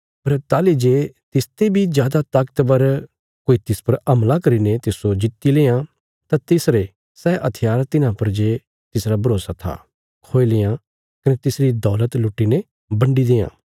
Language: Bilaspuri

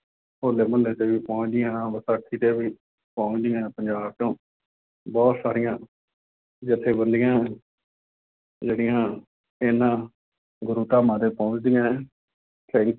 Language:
Punjabi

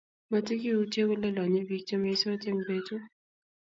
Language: Kalenjin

